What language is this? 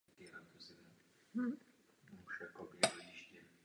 Czech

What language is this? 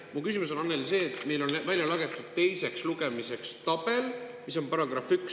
Estonian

